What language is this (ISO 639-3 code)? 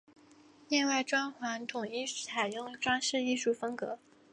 zho